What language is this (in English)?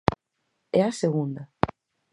Galician